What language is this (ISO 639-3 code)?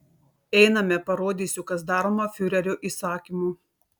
lit